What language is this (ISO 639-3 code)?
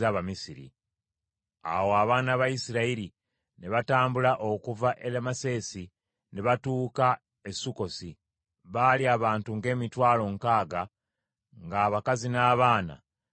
lug